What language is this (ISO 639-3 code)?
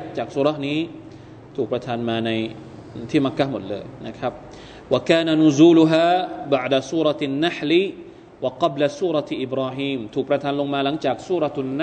tha